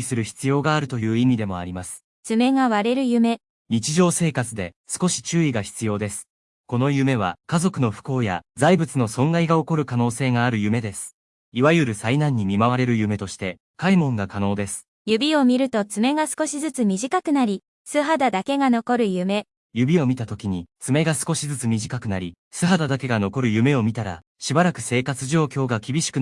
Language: Japanese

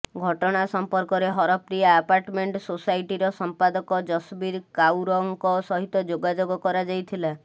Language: Odia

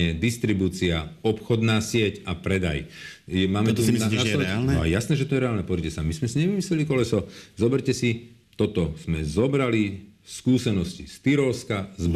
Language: Slovak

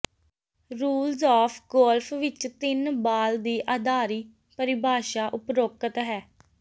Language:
Punjabi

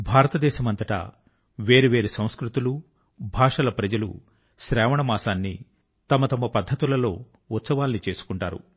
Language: Telugu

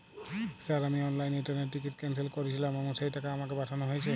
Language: Bangla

